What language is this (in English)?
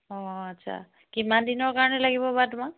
Assamese